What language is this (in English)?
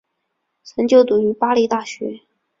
Chinese